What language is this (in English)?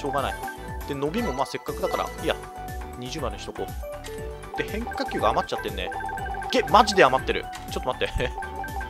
Japanese